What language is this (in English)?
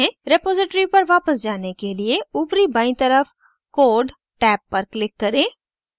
Hindi